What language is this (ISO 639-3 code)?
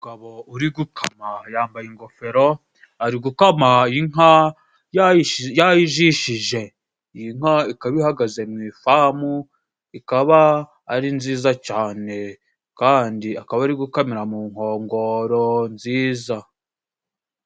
kin